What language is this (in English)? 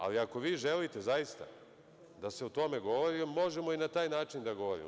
Serbian